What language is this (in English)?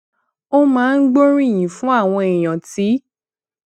Yoruba